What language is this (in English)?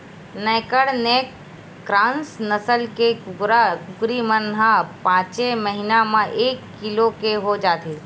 Chhattisgarhi